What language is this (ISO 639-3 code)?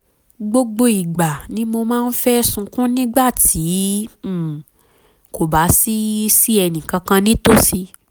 yor